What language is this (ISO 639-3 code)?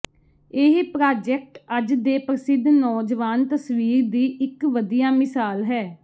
pan